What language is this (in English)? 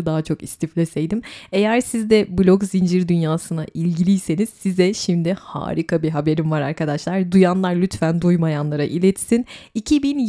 Turkish